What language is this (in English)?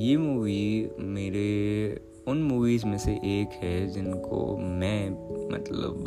Hindi